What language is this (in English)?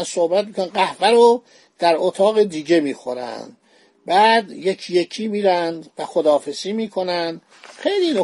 Persian